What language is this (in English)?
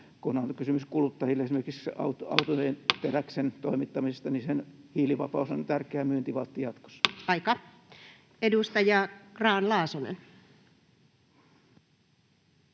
Finnish